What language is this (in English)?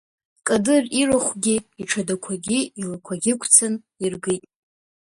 Abkhazian